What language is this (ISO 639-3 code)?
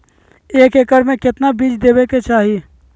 mag